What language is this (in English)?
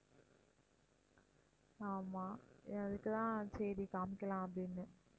Tamil